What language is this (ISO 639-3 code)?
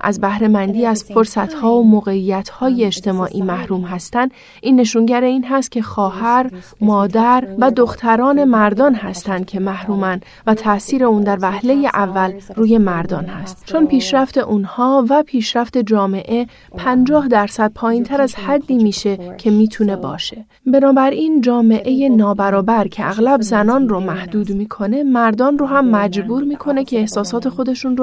fas